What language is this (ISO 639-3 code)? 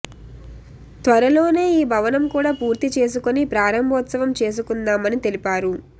tel